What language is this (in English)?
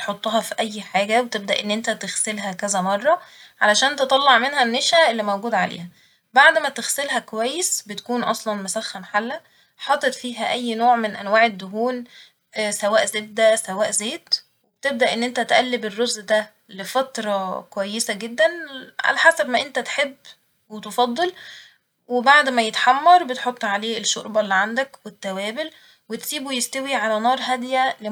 Egyptian Arabic